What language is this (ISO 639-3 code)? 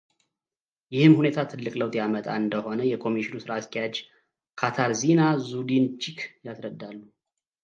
amh